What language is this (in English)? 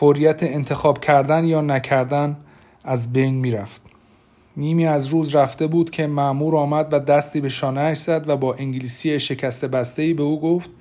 Persian